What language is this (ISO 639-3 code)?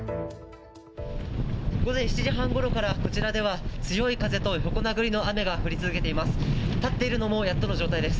jpn